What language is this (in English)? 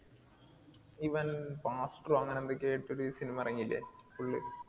Malayalam